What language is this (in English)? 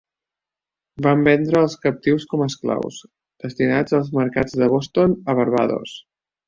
Catalan